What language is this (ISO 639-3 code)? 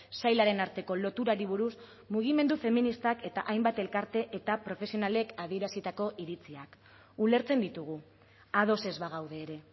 eus